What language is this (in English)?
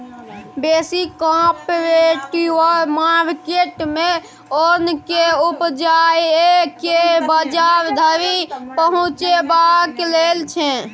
Maithili